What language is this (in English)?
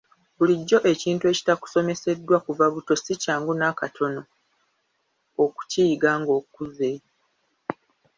Ganda